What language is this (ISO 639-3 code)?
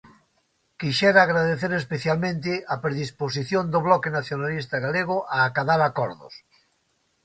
glg